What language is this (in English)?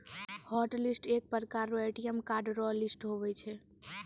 Maithili